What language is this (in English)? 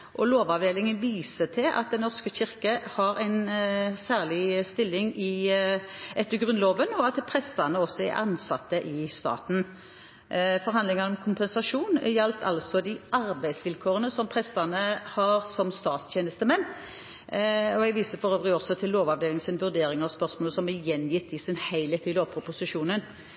Norwegian Bokmål